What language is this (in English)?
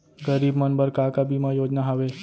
Chhattisgarhi